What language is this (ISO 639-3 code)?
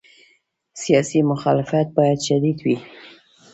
pus